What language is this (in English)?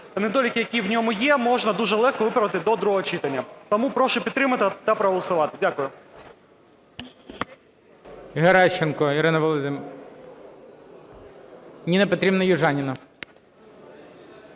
Ukrainian